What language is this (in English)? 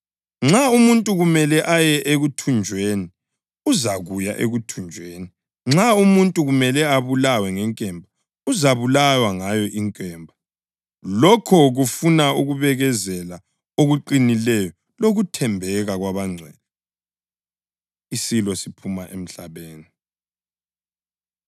North Ndebele